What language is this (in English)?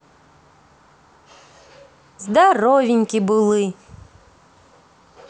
Russian